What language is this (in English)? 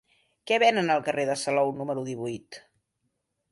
Catalan